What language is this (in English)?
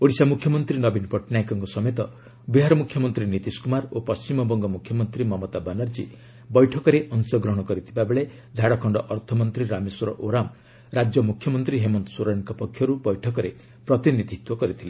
Odia